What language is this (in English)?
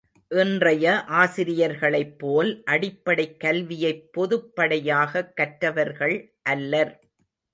Tamil